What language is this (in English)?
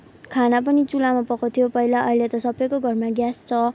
Nepali